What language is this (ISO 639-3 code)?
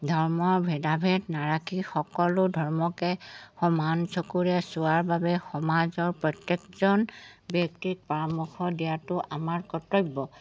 asm